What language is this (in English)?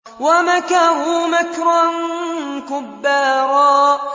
Arabic